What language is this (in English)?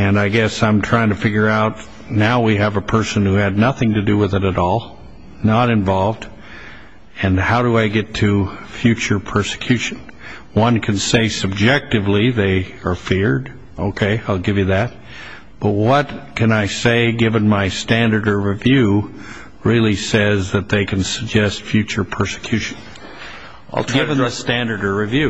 English